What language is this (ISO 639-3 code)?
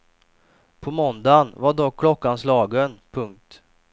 swe